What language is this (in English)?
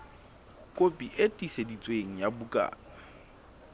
Southern Sotho